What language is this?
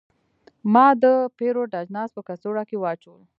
Pashto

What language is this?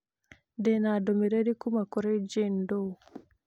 Kikuyu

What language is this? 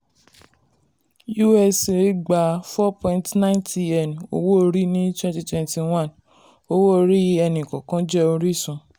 Yoruba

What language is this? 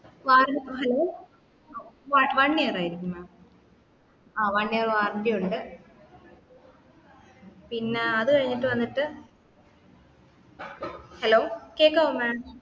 Malayalam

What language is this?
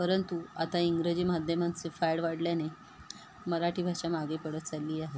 Marathi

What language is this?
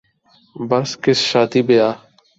Urdu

